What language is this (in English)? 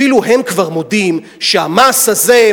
Hebrew